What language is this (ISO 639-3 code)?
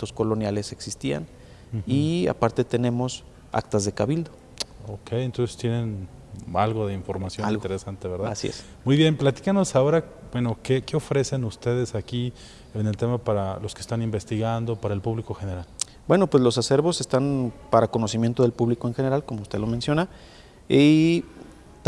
spa